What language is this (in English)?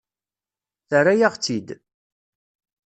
Kabyle